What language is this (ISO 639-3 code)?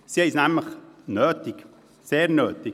gsw